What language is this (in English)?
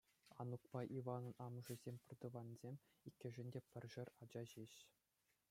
Chuvash